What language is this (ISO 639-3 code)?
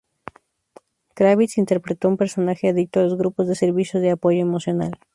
spa